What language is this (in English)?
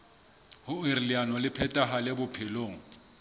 Southern Sotho